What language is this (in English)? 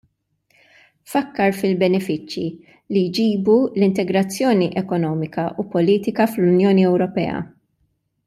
Maltese